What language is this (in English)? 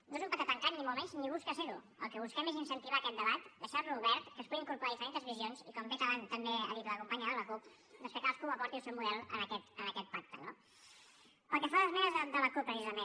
Catalan